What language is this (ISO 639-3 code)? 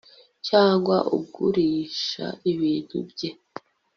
kin